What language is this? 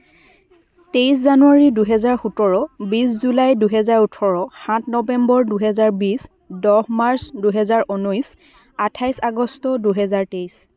Assamese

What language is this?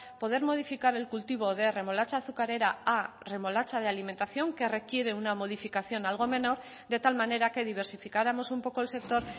Spanish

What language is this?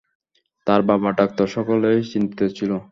Bangla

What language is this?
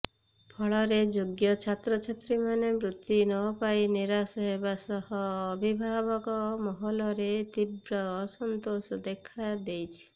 Odia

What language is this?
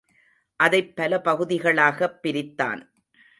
Tamil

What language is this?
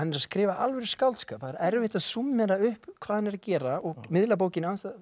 Icelandic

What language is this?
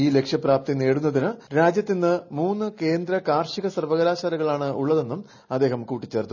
Malayalam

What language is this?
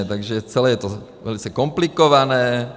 Czech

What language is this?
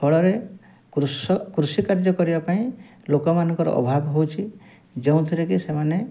Odia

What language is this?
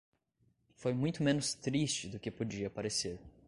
Portuguese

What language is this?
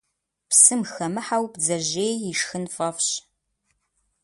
Kabardian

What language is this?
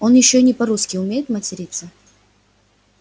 Russian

